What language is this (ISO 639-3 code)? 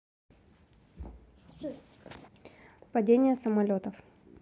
rus